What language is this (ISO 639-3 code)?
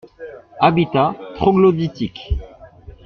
fra